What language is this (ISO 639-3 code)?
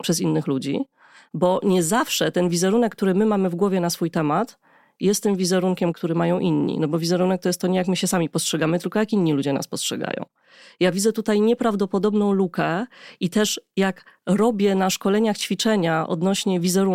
pol